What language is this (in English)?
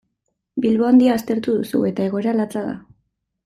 Basque